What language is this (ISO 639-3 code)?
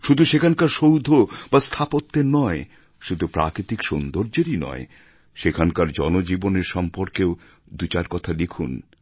ben